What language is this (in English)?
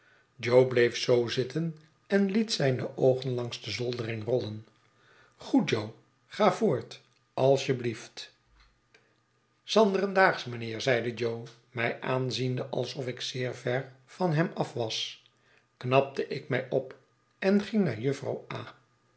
Dutch